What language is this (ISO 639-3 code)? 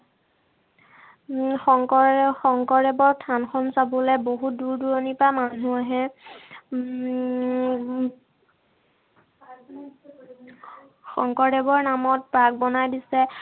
asm